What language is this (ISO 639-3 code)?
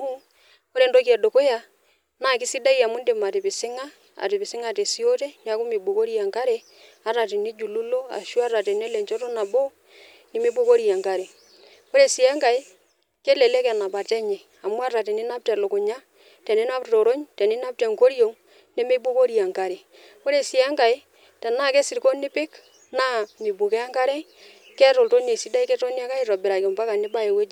mas